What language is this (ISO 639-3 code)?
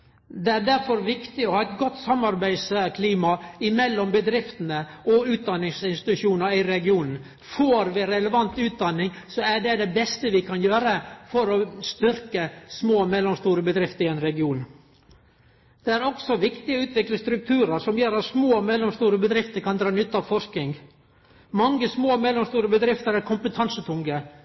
nno